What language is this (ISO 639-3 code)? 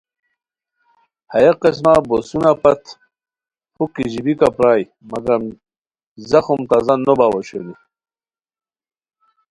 khw